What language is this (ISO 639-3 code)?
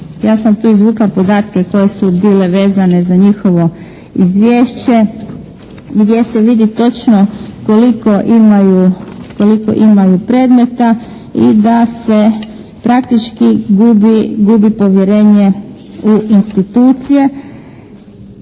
hrv